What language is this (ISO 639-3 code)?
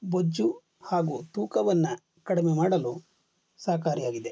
kan